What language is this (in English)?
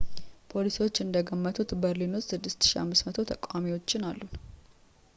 Amharic